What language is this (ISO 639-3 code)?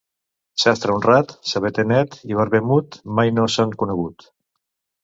cat